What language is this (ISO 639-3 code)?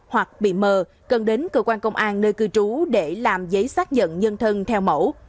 vie